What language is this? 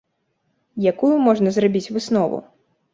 Belarusian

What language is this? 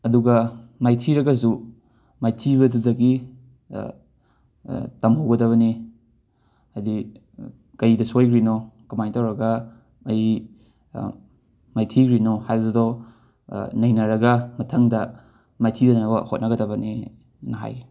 Manipuri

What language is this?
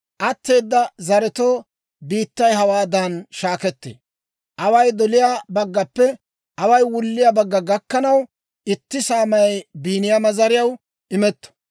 Dawro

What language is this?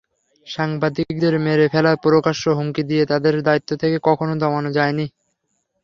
Bangla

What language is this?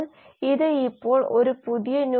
Malayalam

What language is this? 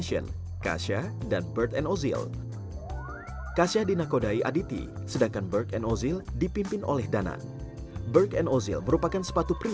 Indonesian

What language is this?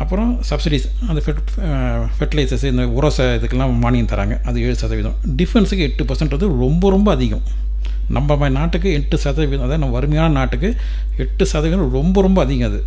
Tamil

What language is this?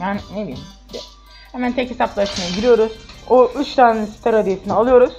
Turkish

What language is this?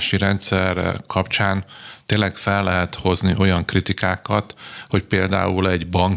Hungarian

